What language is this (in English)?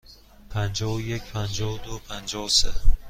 Persian